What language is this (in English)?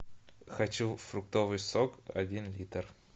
Russian